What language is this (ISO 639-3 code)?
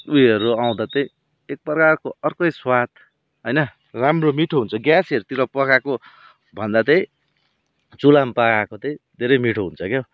nep